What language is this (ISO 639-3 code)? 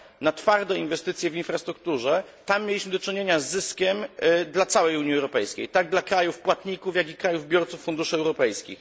pol